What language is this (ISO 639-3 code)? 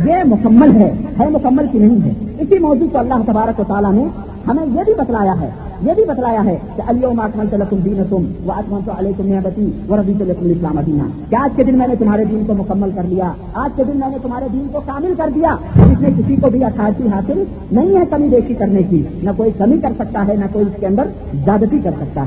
urd